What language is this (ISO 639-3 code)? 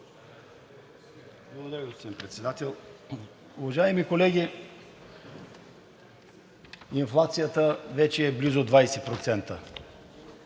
bul